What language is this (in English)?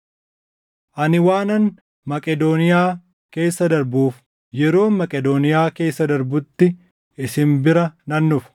Oromo